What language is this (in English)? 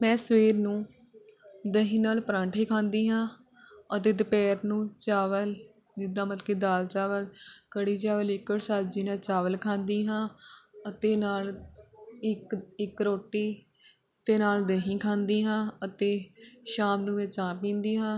Punjabi